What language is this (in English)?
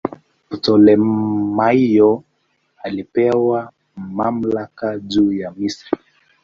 Swahili